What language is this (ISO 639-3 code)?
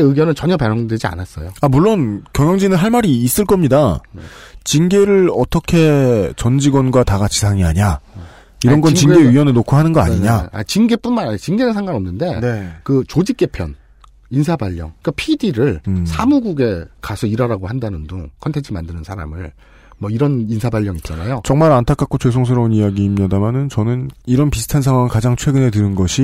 kor